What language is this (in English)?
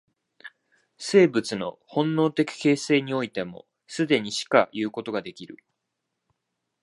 Japanese